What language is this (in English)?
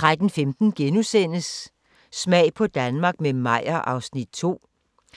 Danish